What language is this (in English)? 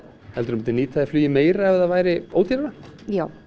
Icelandic